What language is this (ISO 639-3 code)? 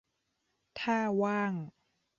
tha